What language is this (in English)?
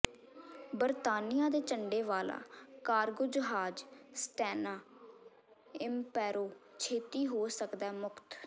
Punjabi